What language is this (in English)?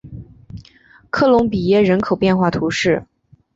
Chinese